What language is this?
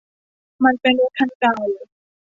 Thai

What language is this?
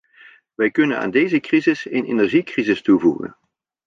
Dutch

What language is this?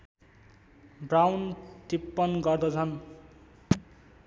Nepali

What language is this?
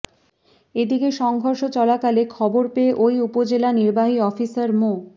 Bangla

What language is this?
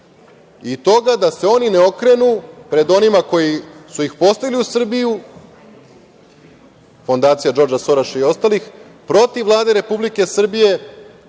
Serbian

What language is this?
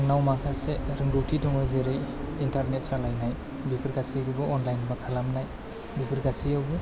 Bodo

